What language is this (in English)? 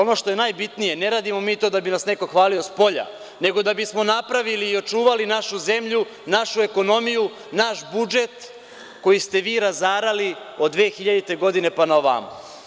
Serbian